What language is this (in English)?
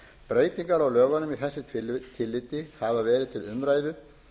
Icelandic